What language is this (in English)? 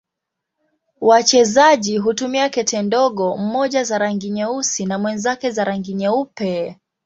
Swahili